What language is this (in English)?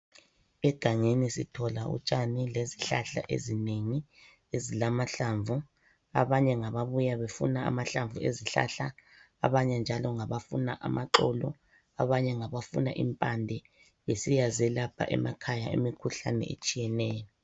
North Ndebele